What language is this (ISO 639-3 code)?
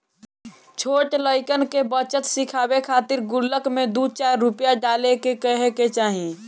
bho